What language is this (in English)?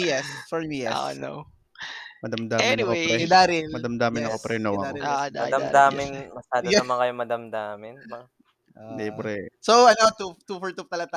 Filipino